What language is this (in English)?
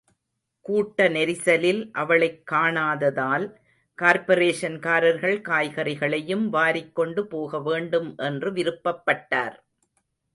Tamil